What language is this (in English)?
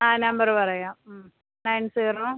Malayalam